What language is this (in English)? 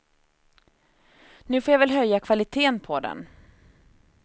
Swedish